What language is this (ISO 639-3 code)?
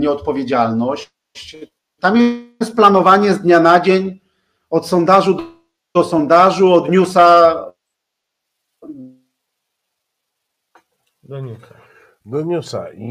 pol